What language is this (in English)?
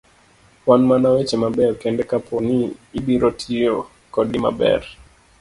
Luo (Kenya and Tanzania)